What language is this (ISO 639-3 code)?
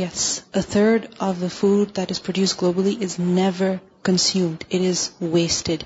urd